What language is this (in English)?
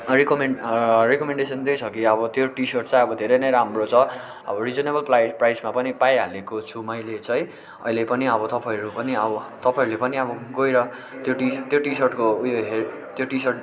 Nepali